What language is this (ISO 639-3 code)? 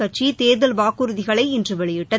tam